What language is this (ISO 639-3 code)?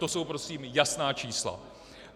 ces